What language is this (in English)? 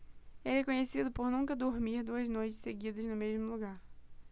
Portuguese